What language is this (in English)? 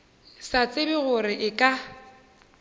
Northern Sotho